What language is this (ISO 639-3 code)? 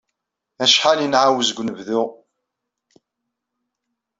kab